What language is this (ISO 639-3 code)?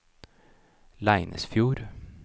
nor